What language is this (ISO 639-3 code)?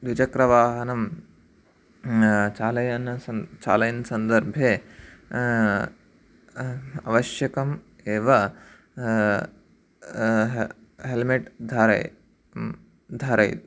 san